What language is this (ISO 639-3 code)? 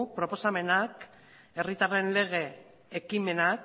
eus